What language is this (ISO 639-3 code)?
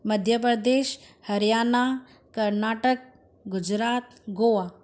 snd